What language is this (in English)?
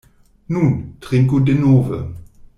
Esperanto